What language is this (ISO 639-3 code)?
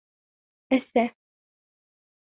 bak